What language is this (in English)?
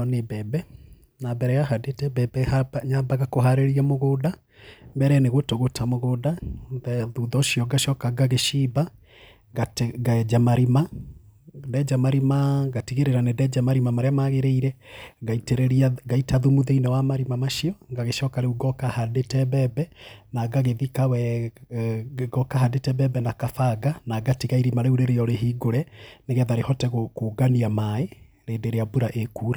Kikuyu